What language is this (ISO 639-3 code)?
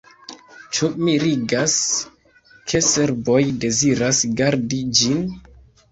epo